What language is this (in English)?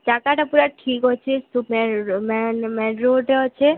Odia